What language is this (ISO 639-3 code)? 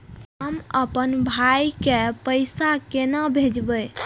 mai